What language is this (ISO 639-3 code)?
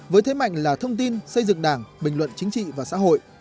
vie